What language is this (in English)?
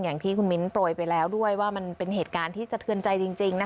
Thai